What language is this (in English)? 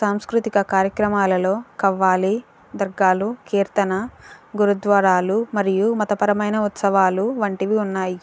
Telugu